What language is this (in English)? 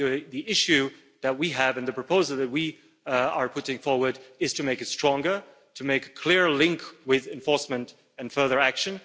English